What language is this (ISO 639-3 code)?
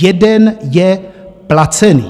ces